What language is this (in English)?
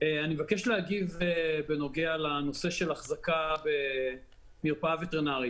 Hebrew